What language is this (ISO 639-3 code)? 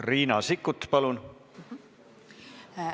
est